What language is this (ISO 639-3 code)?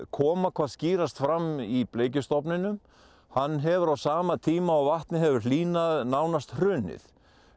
isl